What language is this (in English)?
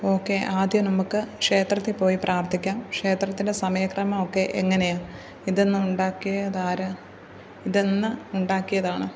Malayalam